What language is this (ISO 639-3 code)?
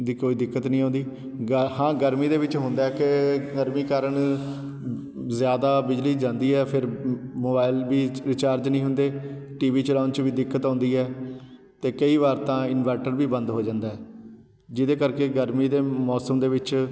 pan